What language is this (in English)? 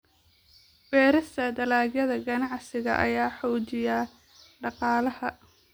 Somali